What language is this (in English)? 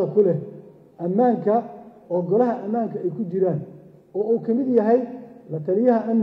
Arabic